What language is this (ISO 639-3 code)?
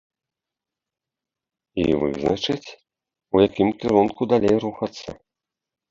bel